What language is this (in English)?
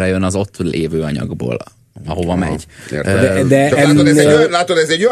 Hungarian